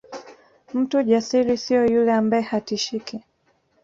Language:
Swahili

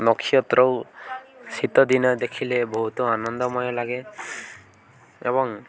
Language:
Odia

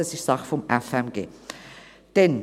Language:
Swiss German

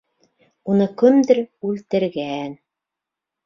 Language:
Bashkir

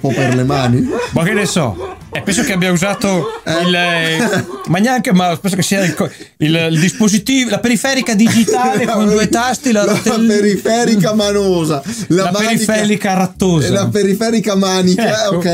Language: Italian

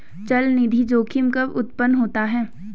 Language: Hindi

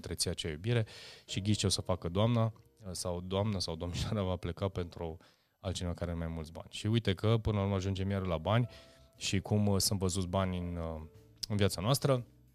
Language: Romanian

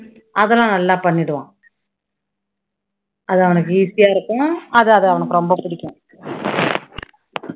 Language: Tamil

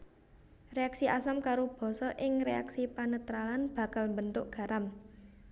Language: Javanese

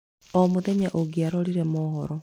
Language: Kikuyu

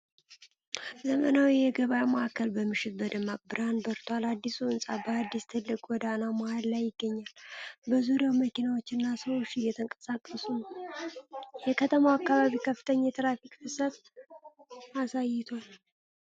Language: Amharic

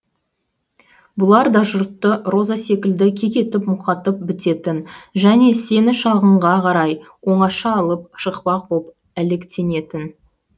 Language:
Kazakh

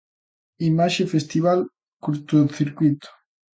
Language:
Galician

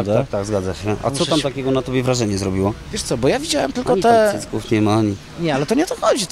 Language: Polish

